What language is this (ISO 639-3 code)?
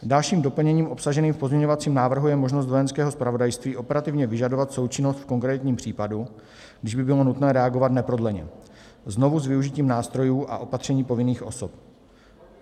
ces